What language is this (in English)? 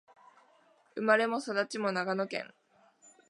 Japanese